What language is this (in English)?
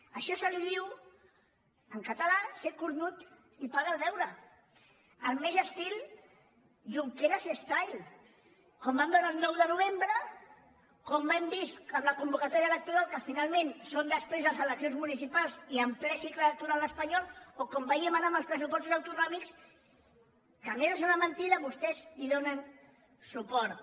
Catalan